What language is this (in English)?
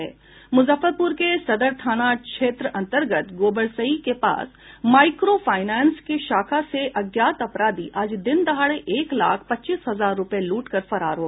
Hindi